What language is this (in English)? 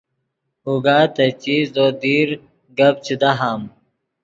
Yidgha